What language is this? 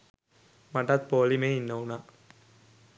Sinhala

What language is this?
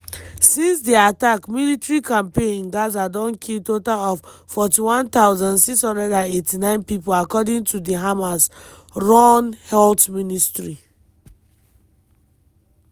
Nigerian Pidgin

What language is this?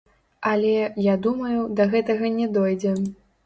Belarusian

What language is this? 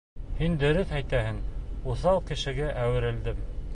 Bashkir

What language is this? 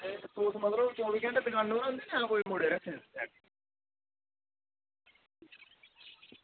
Dogri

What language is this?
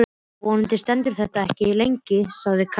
Icelandic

